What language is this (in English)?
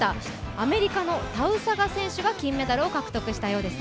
Japanese